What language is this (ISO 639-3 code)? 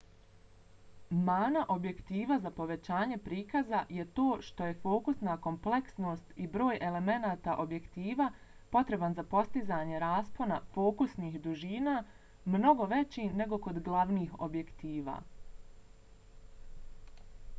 bos